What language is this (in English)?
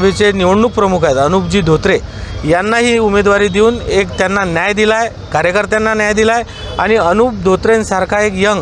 Marathi